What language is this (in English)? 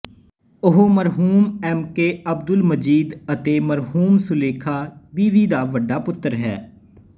Punjabi